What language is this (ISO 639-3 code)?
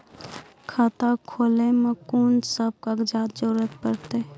mai